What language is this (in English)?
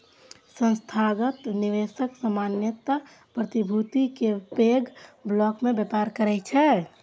Maithili